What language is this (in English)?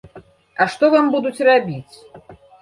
Belarusian